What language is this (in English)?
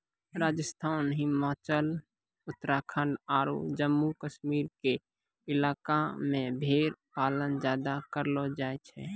Maithili